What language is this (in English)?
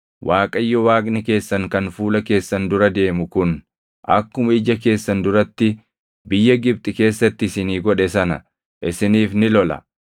Oromo